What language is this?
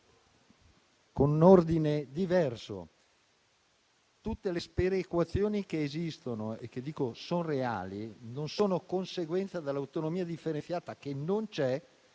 Italian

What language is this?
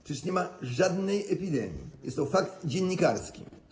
Polish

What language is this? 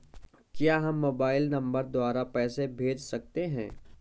Hindi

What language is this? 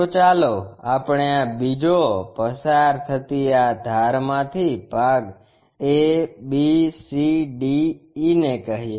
Gujarati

